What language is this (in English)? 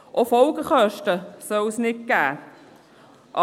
Swiss German